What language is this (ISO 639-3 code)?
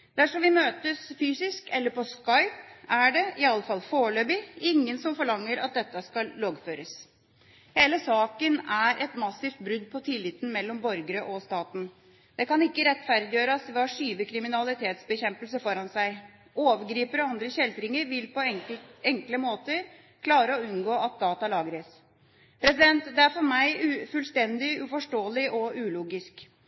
nob